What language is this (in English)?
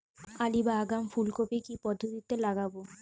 Bangla